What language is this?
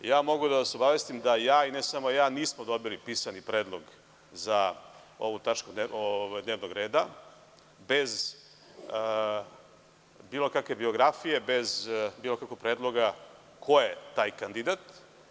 Serbian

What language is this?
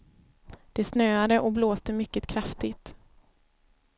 Swedish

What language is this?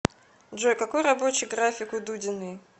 Russian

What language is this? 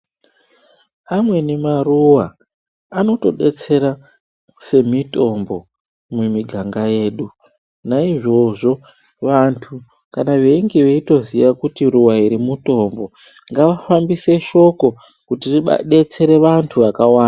Ndau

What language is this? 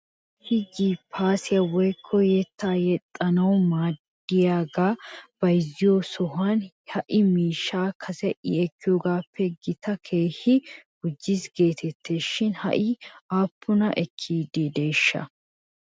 Wolaytta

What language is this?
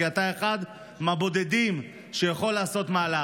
Hebrew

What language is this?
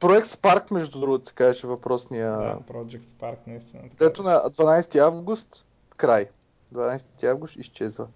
Bulgarian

